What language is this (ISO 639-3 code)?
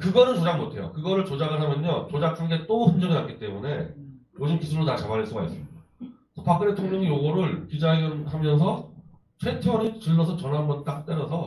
kor